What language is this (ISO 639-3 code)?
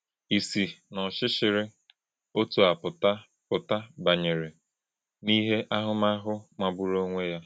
ibo